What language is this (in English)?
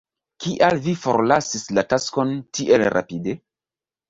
Esperanto